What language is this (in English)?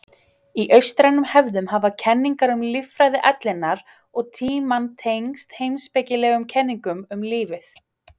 Icelandic